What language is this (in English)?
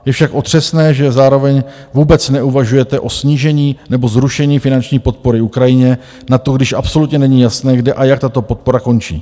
Czech